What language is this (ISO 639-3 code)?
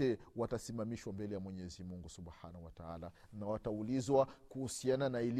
swa